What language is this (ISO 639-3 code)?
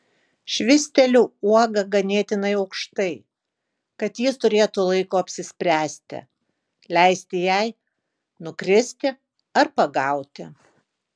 lit